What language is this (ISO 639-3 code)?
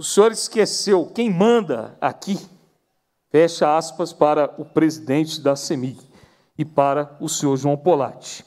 por